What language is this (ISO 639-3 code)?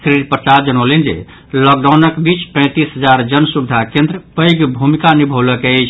mai